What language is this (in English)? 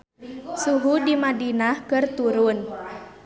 Sundanese